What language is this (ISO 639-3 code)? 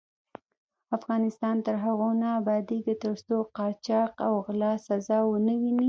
pus